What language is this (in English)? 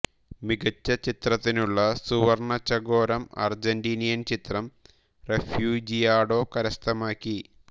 Malayalam